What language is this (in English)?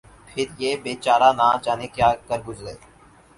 Urdu